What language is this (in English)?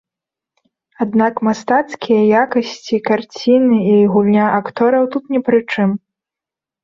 Belarusian